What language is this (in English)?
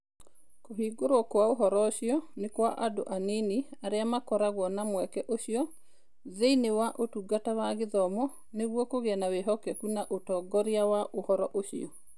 Kikuyu